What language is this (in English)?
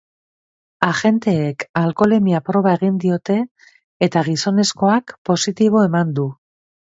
Basque